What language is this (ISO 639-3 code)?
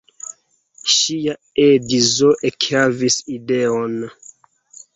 epo